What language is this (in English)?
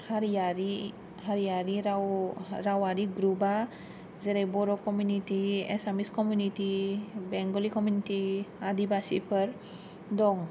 Bodo